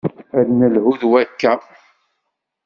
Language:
Kabyle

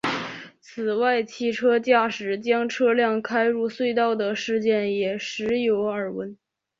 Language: Chinese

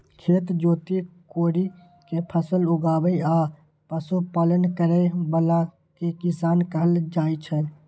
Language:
Maithili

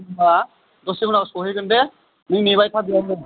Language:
Bodo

